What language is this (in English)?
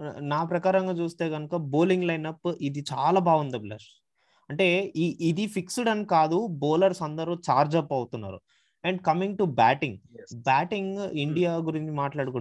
Telugu